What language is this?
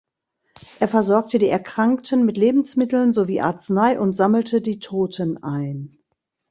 German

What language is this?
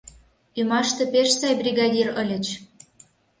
Mari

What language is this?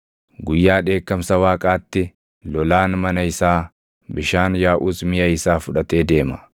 Oromo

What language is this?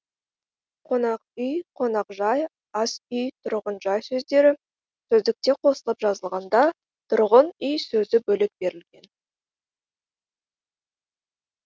Kazakh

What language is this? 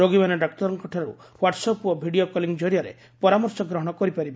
Odia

